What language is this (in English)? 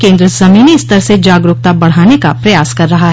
Hindi